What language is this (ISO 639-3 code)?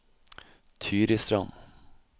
nor